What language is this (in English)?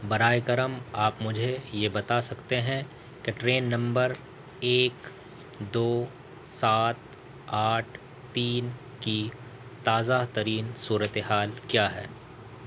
Urdu